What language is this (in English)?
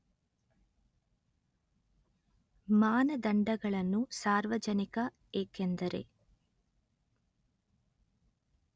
Kannada